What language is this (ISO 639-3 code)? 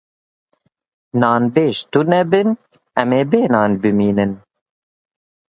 kur